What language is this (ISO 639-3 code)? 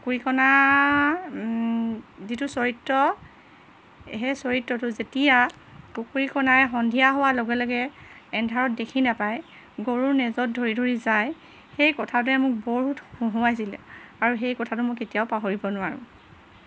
asm